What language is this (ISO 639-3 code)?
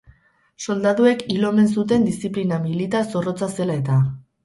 eus